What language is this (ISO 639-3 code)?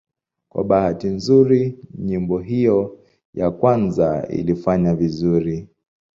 swa